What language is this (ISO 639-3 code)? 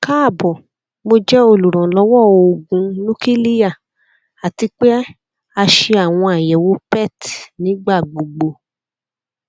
yor